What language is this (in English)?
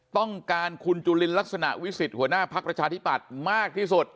Thai